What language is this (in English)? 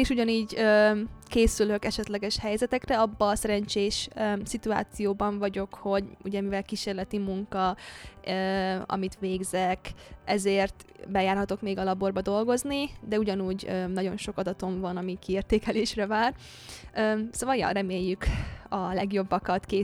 Hungarian